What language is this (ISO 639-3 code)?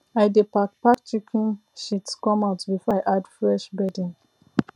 pcm